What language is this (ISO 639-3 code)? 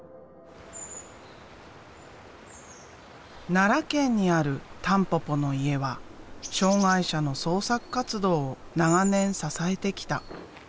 jpn